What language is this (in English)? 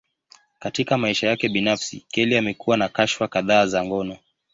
Swahili